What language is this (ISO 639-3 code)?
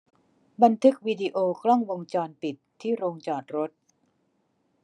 tha